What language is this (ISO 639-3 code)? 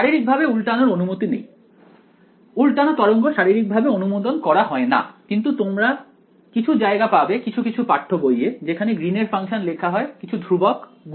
ben